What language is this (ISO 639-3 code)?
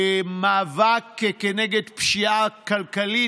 heb